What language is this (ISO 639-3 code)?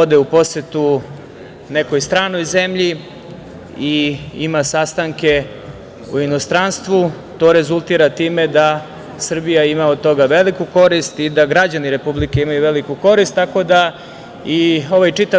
srp